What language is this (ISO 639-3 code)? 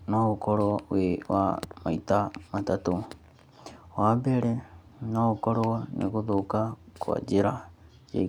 kik